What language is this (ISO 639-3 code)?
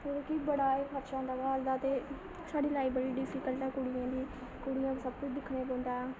doi